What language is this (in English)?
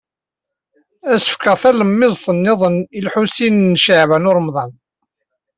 Kabyle